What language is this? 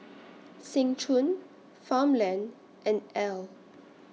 English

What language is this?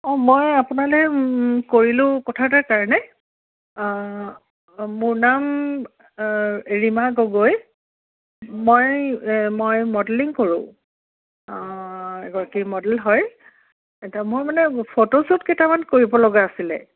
Assamese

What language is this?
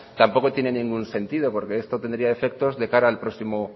Spanish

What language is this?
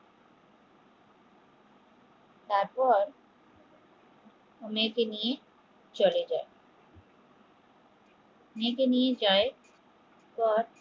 Bangla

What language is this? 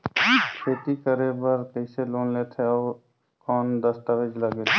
Chhattisgarhi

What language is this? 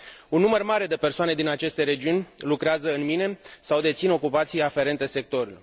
Romanian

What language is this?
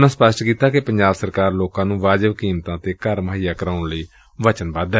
Punjabi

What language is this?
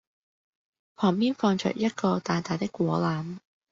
Cantonese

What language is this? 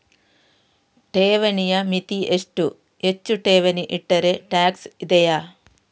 Kannada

